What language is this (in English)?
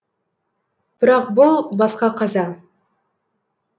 Kazakh